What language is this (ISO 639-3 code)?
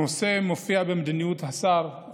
heb